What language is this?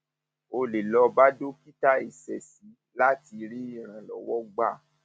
Yoruba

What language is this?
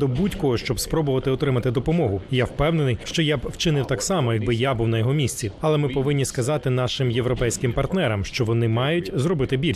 Ukrainian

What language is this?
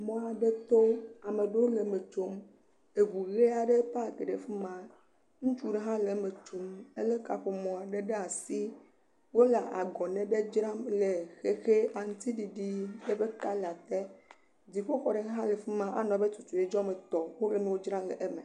Ewe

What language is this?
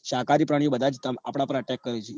Gujarati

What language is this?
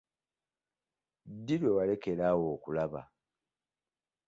Ganda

